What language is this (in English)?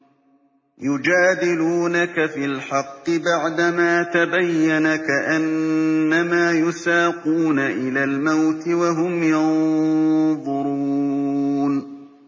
Arabic